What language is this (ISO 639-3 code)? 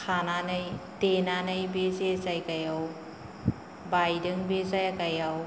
brx